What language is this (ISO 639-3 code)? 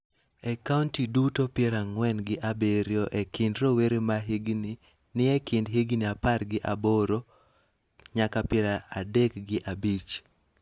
luo